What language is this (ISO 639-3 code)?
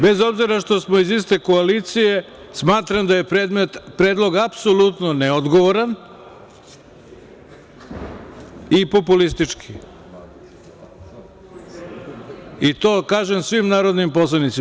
srp